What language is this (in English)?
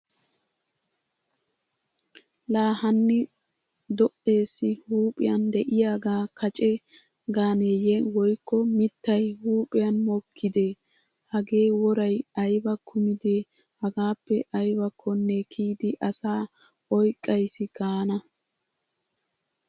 Wolaytta